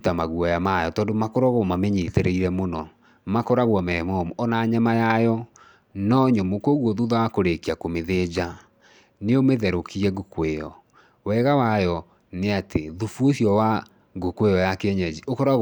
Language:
Kikuyu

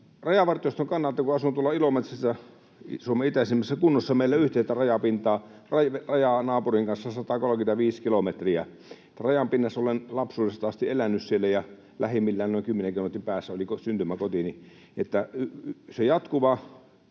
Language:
Finnish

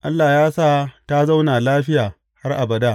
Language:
Hausa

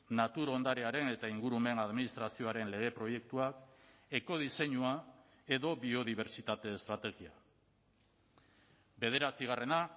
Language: Basque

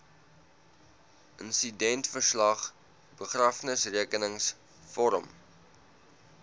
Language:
Afrikaans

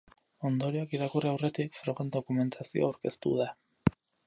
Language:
Basque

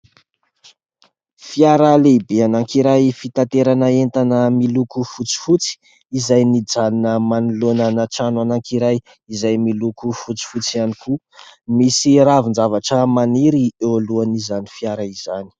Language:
Malagasy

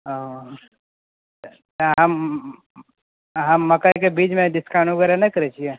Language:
Maithili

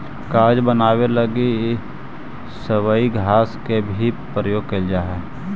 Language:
Magahi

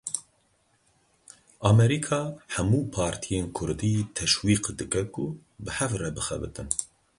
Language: Kurdish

